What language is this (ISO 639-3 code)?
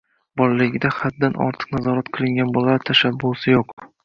uzb